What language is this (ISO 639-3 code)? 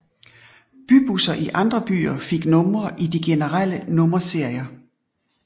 dan